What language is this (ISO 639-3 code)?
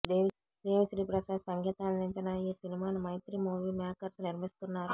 tel